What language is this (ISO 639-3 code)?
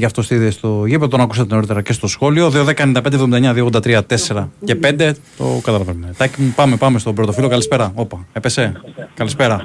ell